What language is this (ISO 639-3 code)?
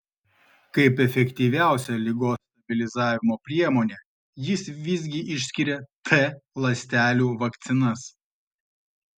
lit